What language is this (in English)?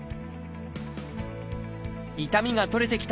Japanese